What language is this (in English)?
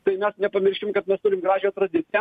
Lithuanian